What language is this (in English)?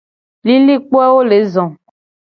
Gen